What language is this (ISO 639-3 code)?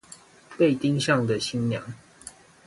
zho